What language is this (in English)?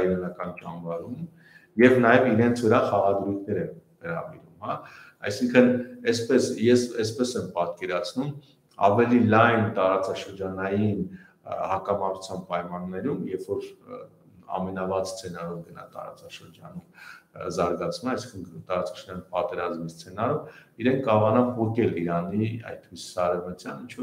Romanian